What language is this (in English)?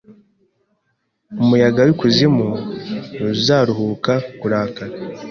Kinyarwanda